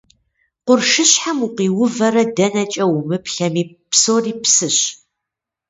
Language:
Kabardian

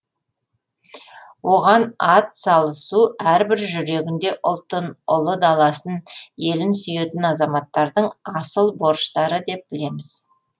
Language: Kazakh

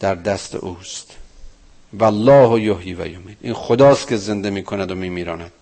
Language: Persian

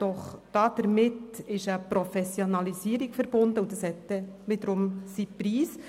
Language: Swiss German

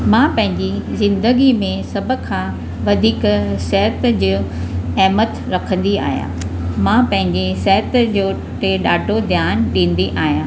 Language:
Sindhi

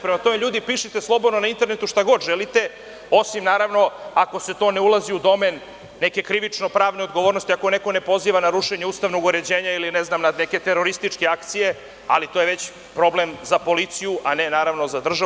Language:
Serbian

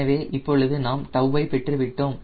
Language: Tamil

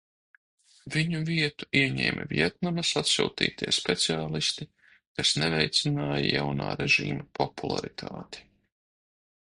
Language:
Latvian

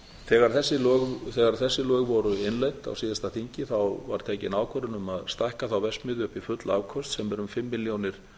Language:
Icelandic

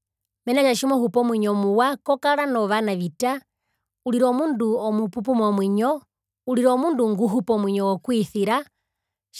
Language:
Herero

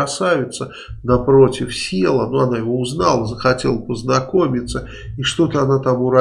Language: Russian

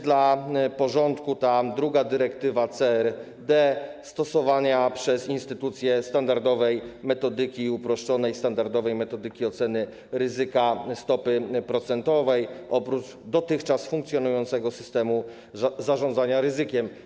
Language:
Polish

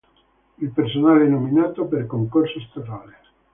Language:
Italian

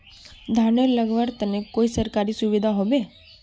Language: Magahi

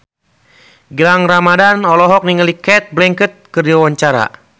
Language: Sundanese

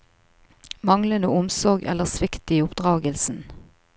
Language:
Norwegian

